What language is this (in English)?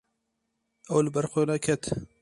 Kurdish